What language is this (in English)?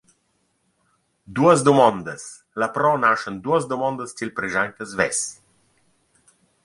Romansh